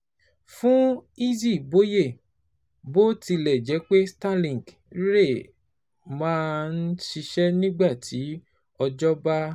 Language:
Yoruba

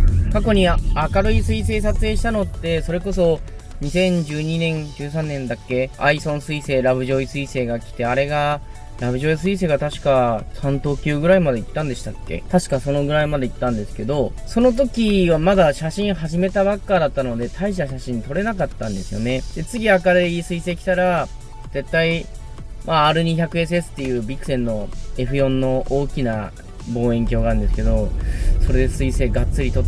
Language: Japanese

